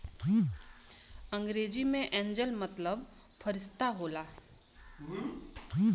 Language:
Bhojpuri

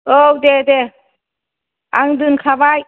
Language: Bodo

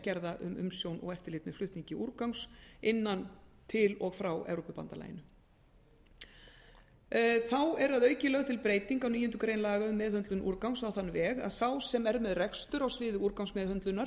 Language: Icelandic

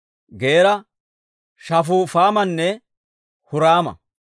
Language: Dawro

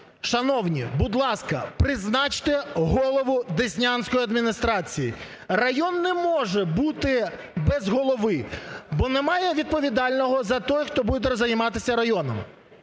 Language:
Ukrainian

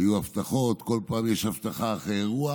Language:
Hebrew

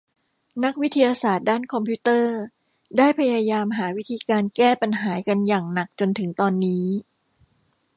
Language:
Thai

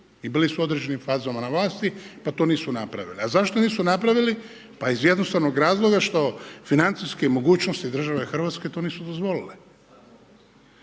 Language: Croatian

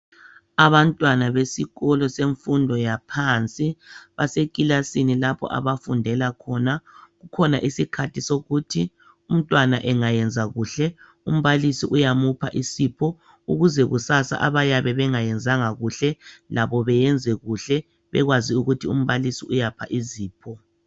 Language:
North Ndebele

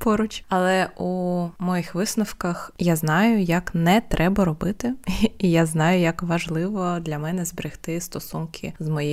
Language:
Ukrainian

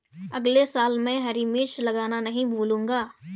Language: Hindi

